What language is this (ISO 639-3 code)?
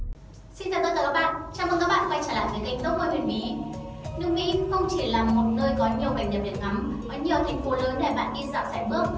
vie